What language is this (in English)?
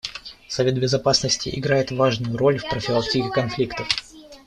Russian